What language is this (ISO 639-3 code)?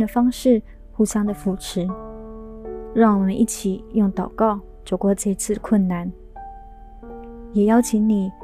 zho